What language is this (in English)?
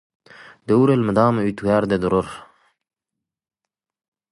Turkmen